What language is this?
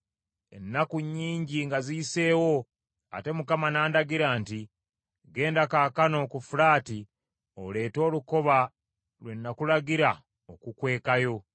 Ganda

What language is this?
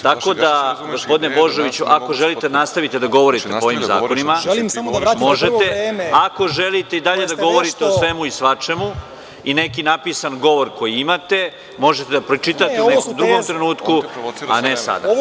Serbian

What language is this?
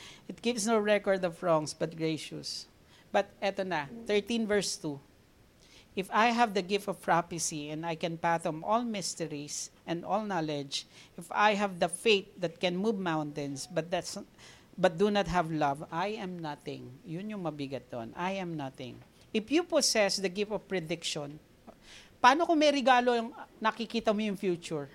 Filipino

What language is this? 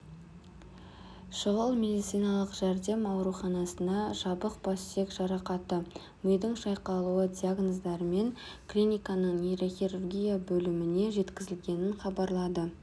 Kazakh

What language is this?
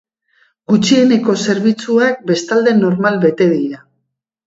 Basque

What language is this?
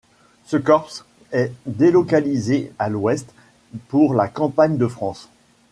French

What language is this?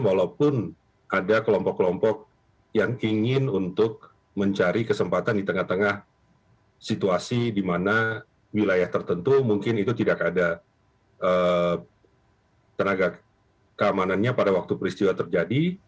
Indonesian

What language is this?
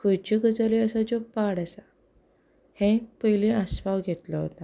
Konkani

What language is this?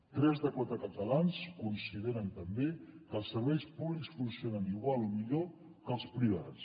Catalan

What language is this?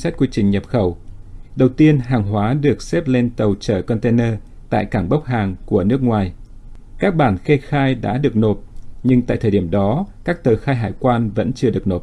Vietnamese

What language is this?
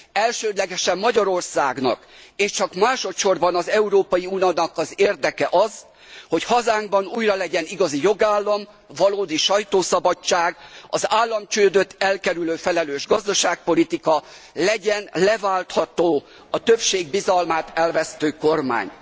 Hungarian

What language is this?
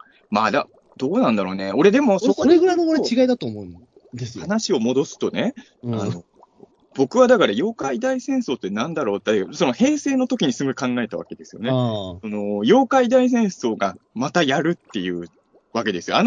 Japanese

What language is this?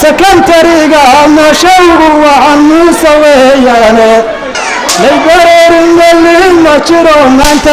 Arabic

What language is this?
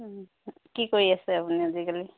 Assamese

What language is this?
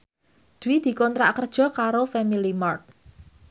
Javanese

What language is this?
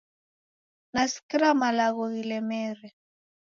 Taita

